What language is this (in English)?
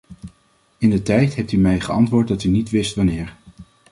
Dutch